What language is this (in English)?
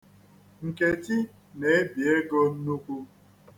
Igbo